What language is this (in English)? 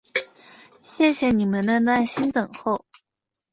Chinese